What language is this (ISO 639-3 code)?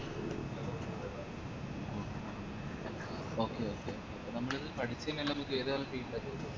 mal